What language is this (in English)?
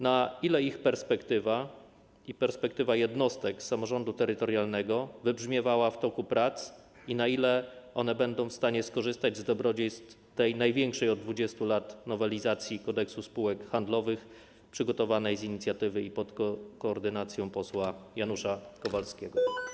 Polish